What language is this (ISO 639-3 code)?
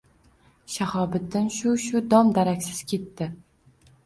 uzb